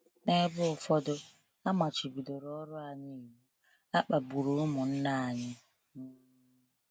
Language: Igbo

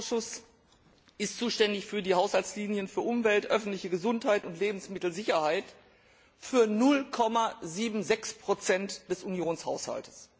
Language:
German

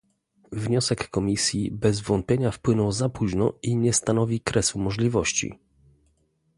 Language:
Polish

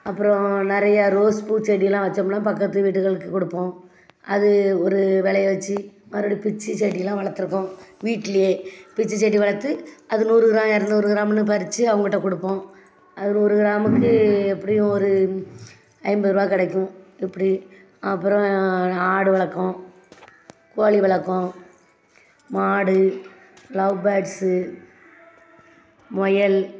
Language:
Tamil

